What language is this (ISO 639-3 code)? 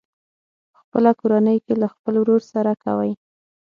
pus